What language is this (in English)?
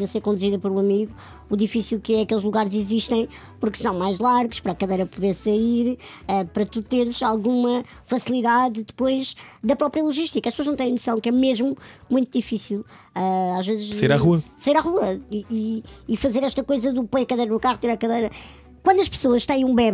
Portuguese